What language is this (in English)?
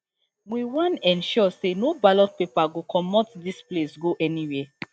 Nigerian Pidgin